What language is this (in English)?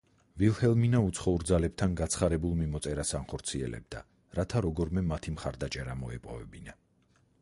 Georgian